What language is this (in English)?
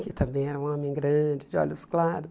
Portuguese